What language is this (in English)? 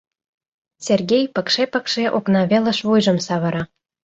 Mari